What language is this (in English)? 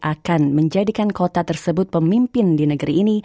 Indonesian